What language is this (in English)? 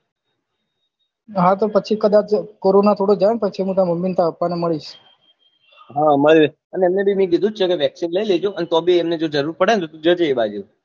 Gujarati